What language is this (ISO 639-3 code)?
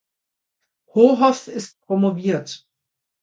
deu